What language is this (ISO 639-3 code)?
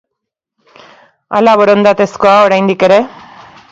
eus